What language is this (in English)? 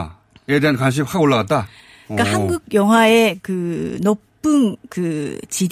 Korean